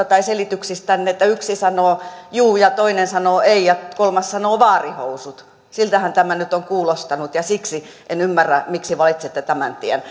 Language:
Finnish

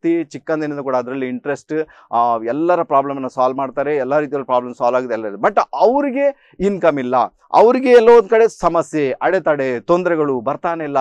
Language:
Indonesian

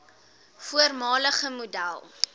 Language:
Afrikaans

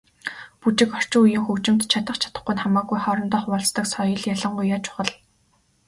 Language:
Mongolian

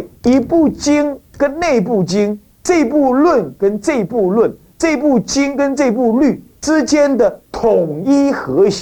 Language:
Chinese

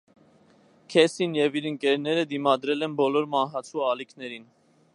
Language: Armenian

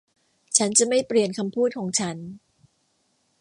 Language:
Thai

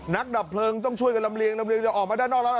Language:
Thai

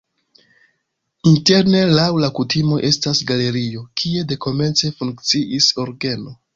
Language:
Esperanto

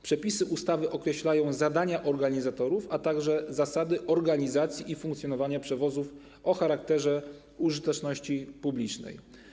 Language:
Polish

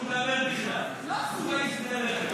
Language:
Hebrew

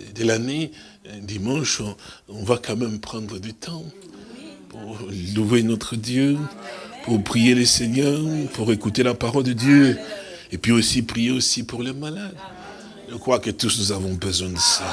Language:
French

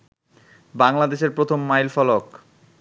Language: Bangla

